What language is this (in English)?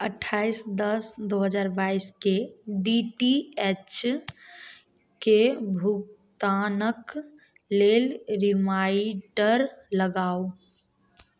Maithili